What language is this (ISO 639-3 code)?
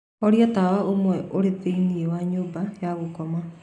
kik